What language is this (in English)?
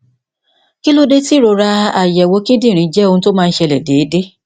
Yoruba